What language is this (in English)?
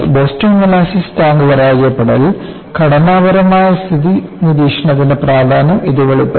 Malayalam